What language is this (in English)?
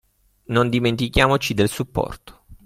Italian